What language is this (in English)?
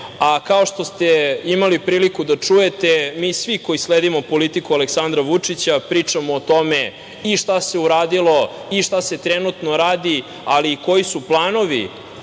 Serbian